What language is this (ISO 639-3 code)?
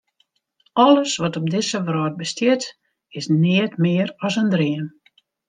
fry